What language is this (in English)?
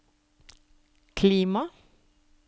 Norwegian